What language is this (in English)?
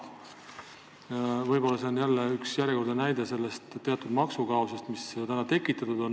Estonian